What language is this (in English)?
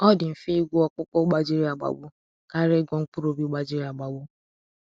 Igbo